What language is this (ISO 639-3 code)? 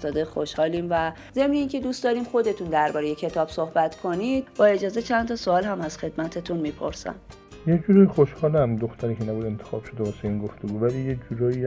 fas